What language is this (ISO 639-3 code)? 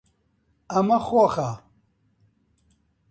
ckb